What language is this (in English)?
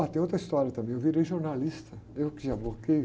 Portuguese